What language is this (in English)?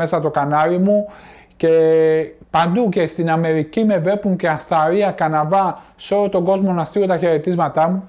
Greek